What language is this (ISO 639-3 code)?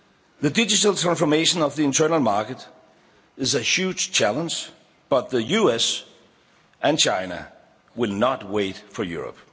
eng